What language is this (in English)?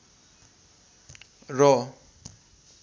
Nepali